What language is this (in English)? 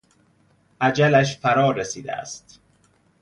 Persian